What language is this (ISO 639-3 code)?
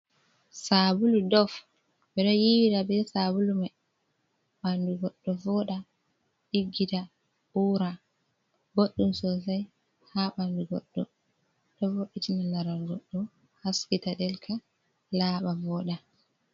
ful